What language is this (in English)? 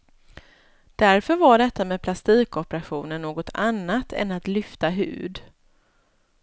Swedish